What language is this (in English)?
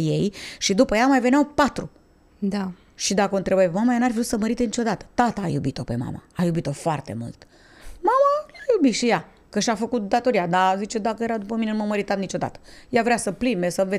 Romanian